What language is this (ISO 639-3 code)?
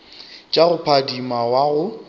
nso